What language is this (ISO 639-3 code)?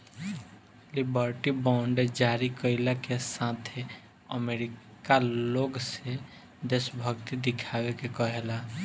bho